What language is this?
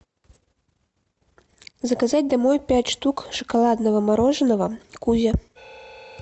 Russian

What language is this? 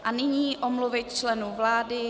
Czech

